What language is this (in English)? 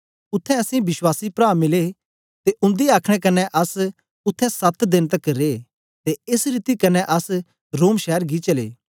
Dogri